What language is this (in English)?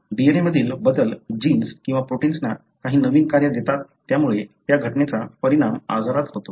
Marathi